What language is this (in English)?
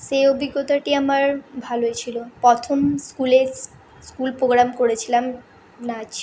Bangla